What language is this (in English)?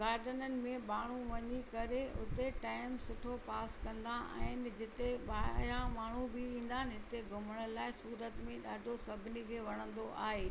Sindhi